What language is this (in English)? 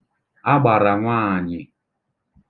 Igbo